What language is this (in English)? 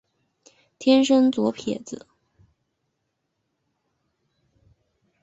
Chinese